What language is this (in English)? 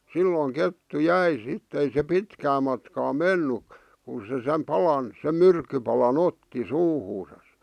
Finnish